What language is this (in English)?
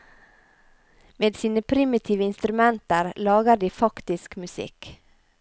Norwegian